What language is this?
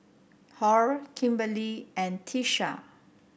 English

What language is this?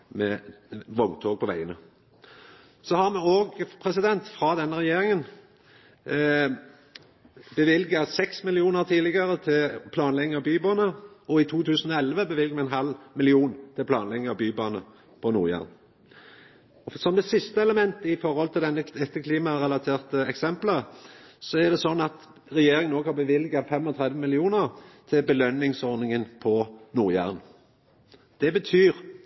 Norwegian Nynorsk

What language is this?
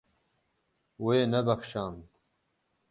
Kurdish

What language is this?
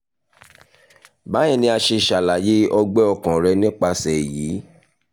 Yoruba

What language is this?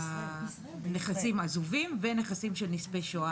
Hebrew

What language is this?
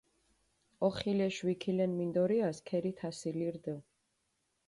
Mingrelian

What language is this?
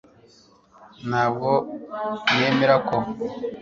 Kinyarwanda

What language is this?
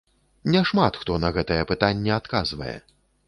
Belarusian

